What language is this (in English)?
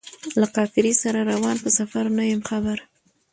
Pashto